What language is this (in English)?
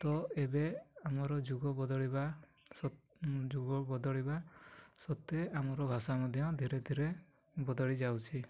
Odia